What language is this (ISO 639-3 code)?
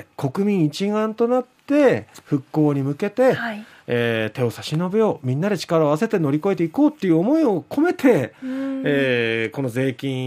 jpn